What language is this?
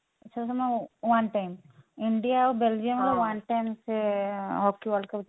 Odia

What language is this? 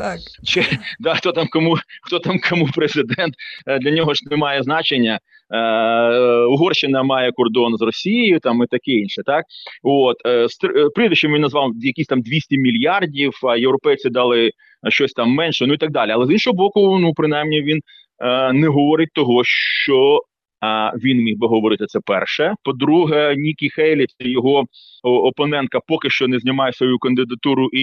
Ukrainian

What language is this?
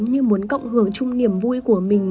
Vietnamese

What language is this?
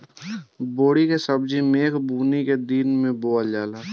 Bhojpuri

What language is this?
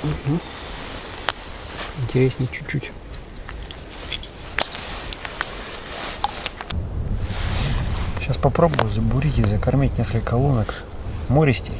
Russian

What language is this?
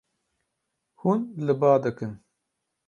Kurdish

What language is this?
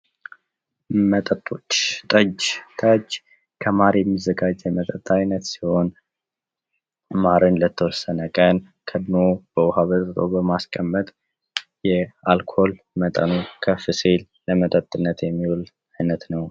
Amharic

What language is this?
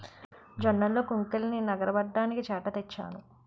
Telugu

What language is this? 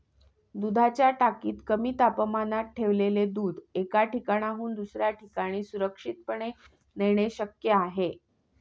Marathi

